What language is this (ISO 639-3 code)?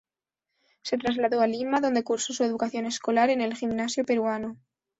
spa